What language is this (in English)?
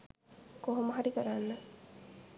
Sinhala